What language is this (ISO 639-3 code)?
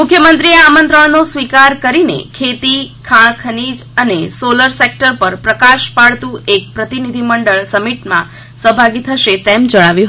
guj